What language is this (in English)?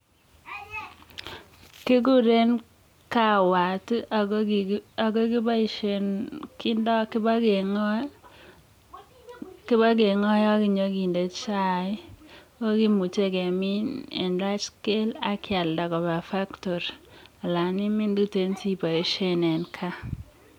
Kalenjin